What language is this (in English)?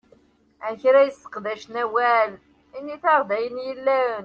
Kabyle